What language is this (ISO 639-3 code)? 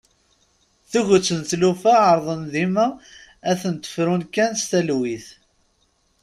kab